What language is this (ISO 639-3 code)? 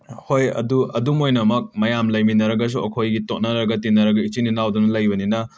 mni